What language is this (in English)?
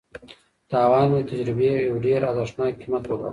Pashto